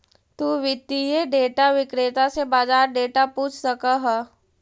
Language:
Magahi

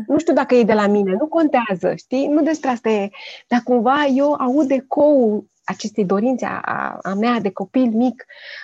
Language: Romanian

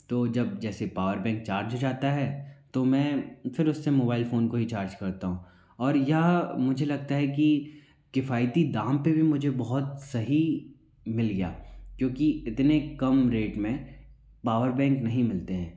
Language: Hindi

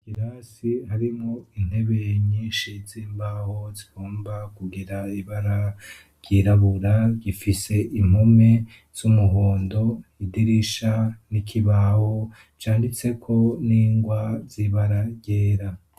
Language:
Rundi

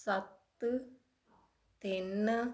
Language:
Punjabi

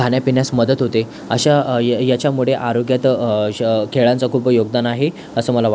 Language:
Marathi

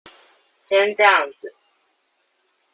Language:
Chinese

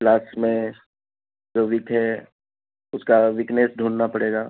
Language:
Urdu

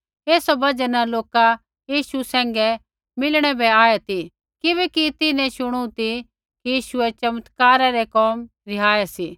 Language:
Kullu Pahari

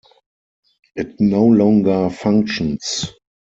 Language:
English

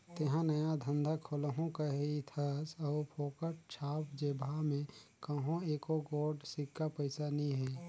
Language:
Chhattisgarhi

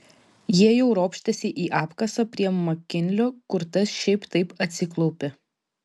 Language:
Lithuanian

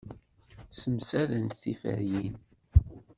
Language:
Kabyle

